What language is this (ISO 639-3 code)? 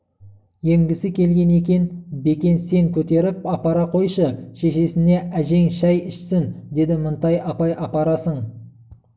kaz